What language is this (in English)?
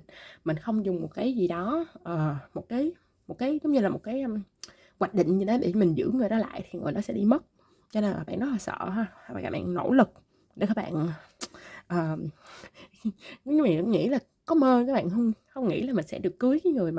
Vietnamese